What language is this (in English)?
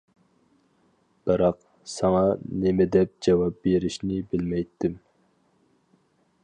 Uyghur